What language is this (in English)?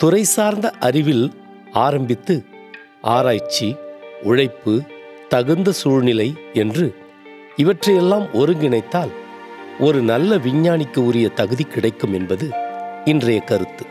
Tamil